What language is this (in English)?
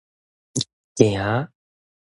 Min Nan Chinese